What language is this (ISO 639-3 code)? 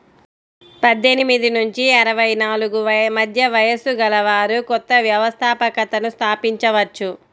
tel